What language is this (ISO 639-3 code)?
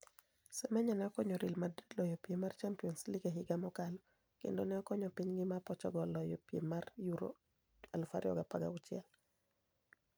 luo